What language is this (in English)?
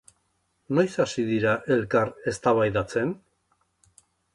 Basque